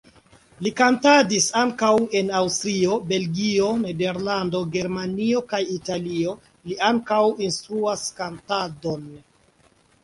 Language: Esperanto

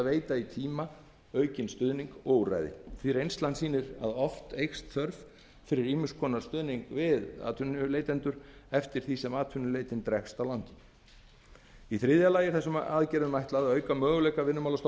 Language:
Icelandic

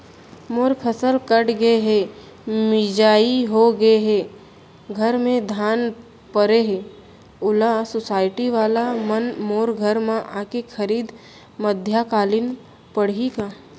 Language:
Chhattisgarhi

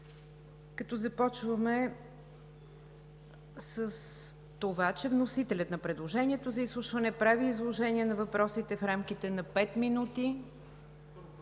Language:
Bulgarian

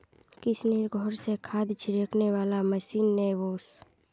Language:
Magahi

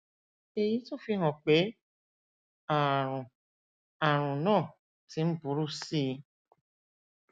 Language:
Yoruba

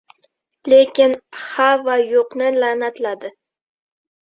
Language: Uzbek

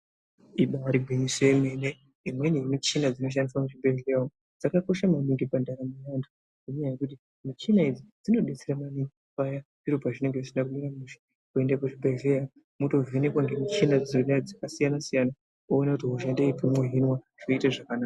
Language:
Ndau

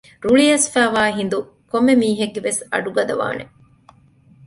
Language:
Divehi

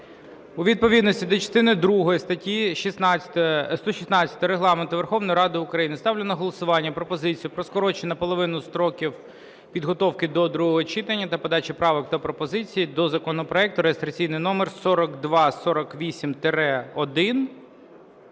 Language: Ukrainian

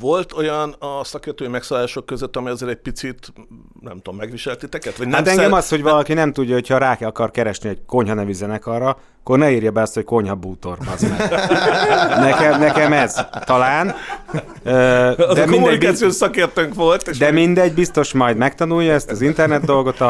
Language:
Hungarian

